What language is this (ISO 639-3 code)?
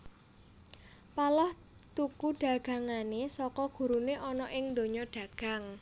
jav